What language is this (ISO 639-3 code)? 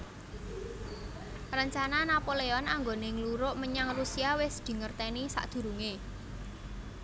jav